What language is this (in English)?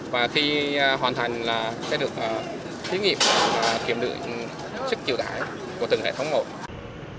Vietnamese